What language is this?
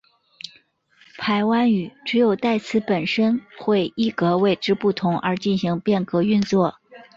Chinese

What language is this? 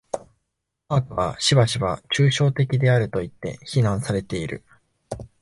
Japanese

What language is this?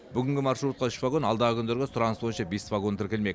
Kazakh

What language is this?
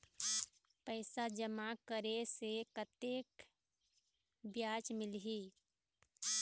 Chhattisgarhi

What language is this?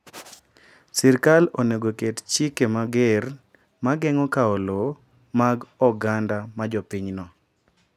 Luo (Kenya and Tanzania)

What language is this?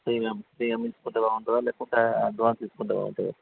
Telugu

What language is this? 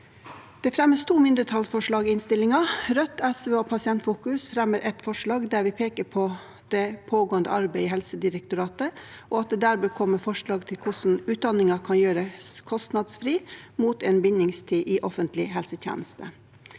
Norwegian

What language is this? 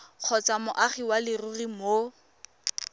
Tswana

